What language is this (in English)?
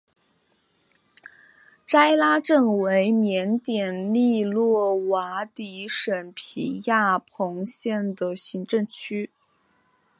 Chinese